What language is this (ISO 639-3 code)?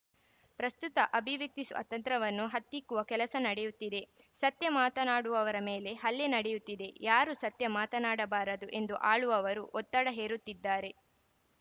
kan